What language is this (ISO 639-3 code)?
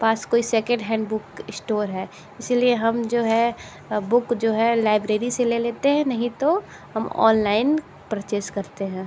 hin